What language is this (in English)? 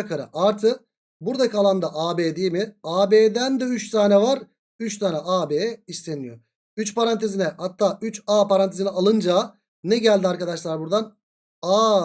Turkish